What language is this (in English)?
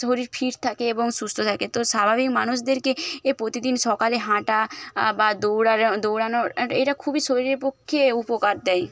Bangla